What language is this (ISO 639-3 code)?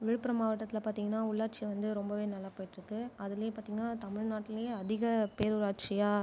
tam